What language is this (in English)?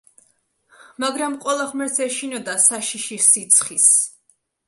Georgian